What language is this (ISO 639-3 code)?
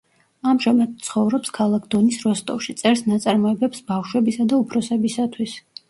kat